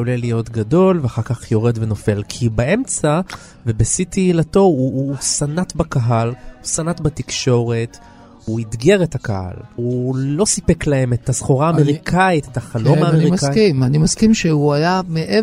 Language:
Hebrew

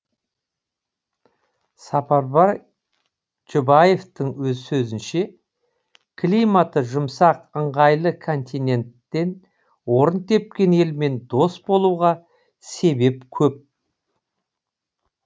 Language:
Kazakh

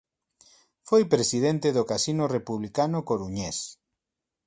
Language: Galician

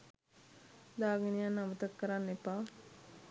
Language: Sinhala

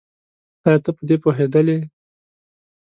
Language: Pashto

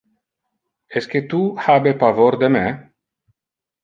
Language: Interlingua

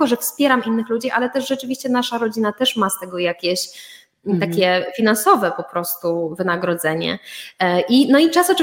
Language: Polish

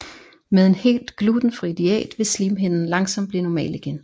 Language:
Danish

